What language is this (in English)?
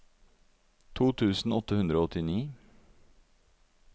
Norwegian